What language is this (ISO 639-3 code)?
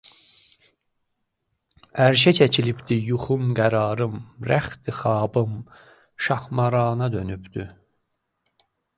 aze